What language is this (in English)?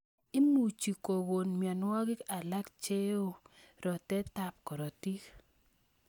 Kalenjin